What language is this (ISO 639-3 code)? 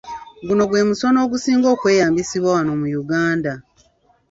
lug